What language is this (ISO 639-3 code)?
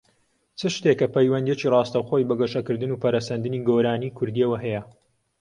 ckb